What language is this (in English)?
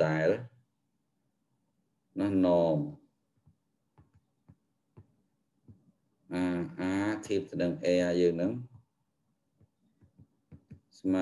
Vietnamese